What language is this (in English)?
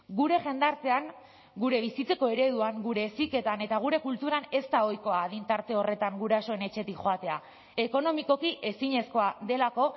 Basque